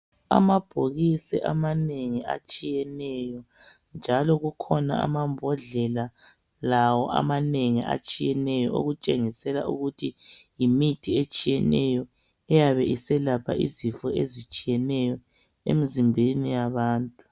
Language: North Ndebele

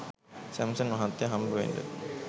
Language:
Sinhala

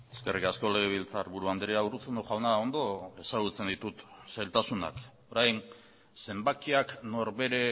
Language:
Basque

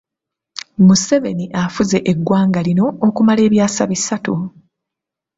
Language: Ganda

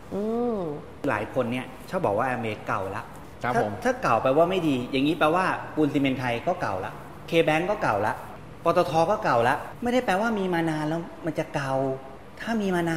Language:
Thai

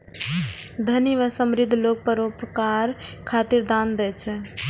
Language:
Maithili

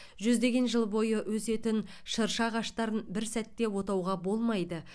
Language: Kazakh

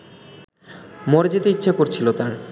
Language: Bangla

